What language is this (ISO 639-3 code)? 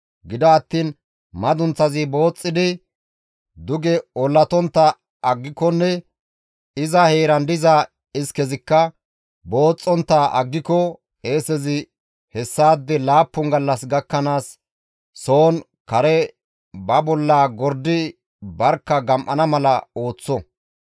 gmv